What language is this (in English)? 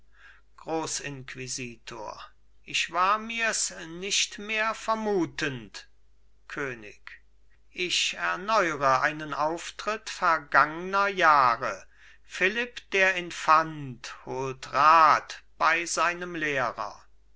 German